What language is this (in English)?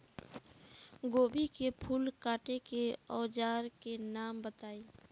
Bhojpuri